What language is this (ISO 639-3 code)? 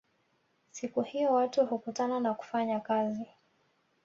swa